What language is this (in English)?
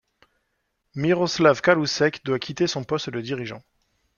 French